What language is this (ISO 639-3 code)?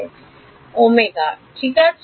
ben